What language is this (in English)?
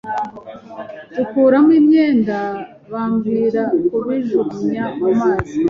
Kinyarwanda